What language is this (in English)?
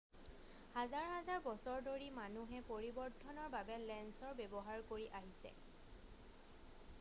Assamese